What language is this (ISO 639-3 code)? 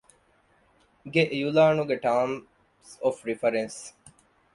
div